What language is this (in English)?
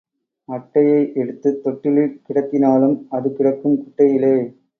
Tamil